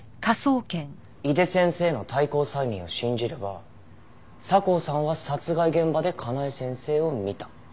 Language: Japanese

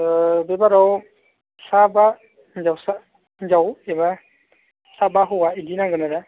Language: Bodo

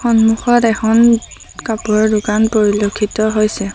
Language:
Assamese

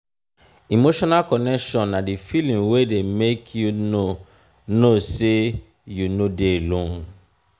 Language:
Nigerian Pidgin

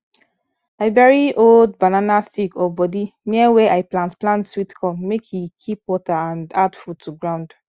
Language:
Nigerian Pidgin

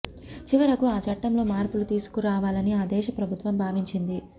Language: Telugu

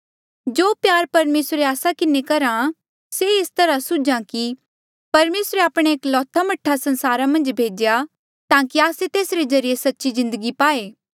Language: Mandeali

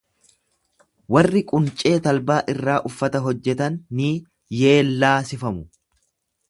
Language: Oromo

